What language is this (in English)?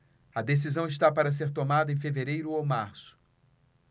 Portuguese